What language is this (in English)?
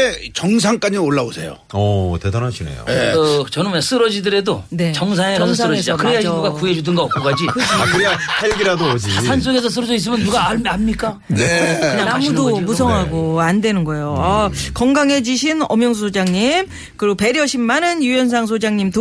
Korean